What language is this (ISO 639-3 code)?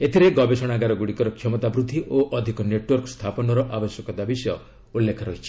ori